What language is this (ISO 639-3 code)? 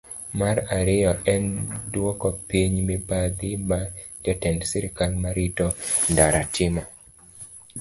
luo